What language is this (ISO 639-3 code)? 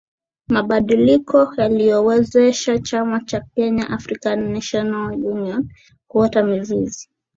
swa